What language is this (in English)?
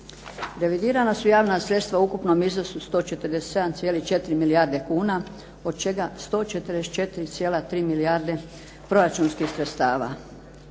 Croatian